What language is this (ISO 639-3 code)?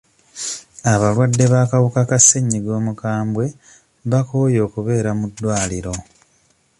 lug